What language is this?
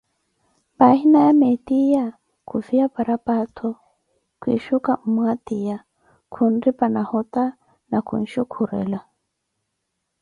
Koti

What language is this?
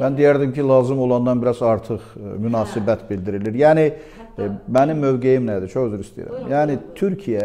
Turkish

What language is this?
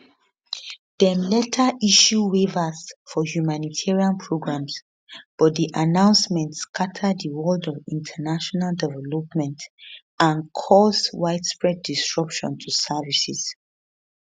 Nigerian Pidgin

